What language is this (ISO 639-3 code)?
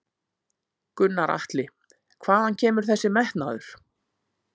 isl